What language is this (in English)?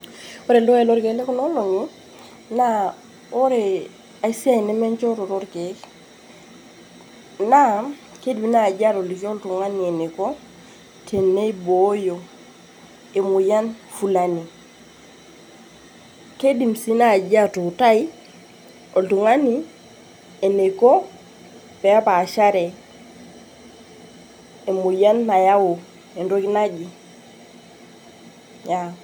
Masai